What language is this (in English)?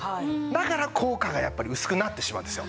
Japanese